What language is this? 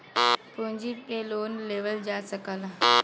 Bhojpuri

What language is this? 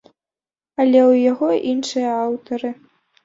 Belarusian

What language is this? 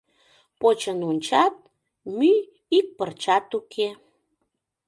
Mari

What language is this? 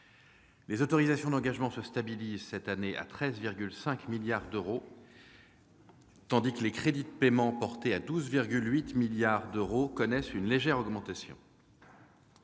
French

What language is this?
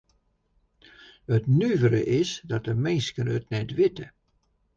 Western Frisian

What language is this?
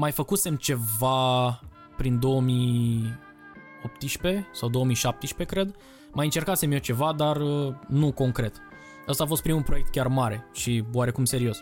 Romanian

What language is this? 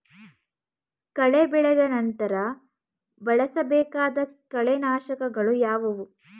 Kannada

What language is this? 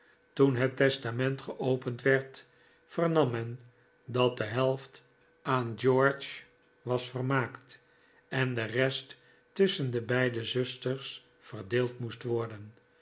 Dutch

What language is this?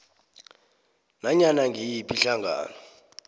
South Ndebele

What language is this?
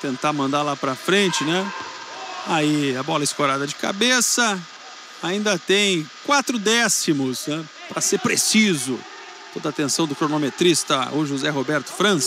Portuguese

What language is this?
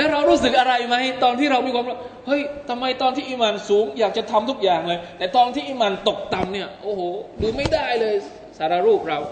Thai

